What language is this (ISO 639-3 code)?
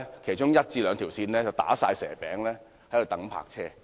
yue